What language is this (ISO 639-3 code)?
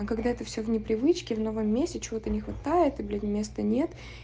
rus